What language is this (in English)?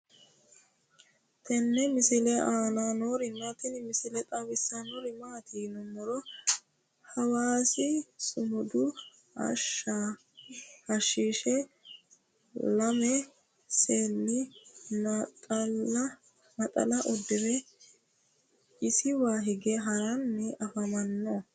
Sidamo